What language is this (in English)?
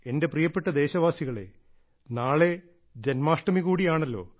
Malayalam